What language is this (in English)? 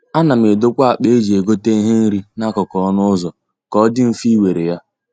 Igbo